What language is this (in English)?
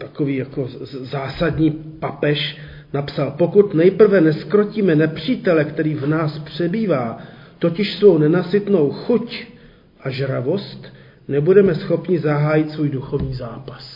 Czech